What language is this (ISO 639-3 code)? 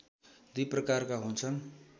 nep